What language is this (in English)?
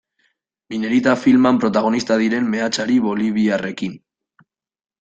Basque